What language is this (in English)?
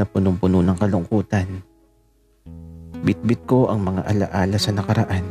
Filipino